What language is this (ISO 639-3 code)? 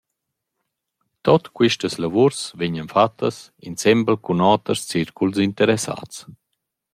roh